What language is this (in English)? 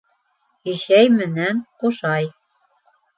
Bashkir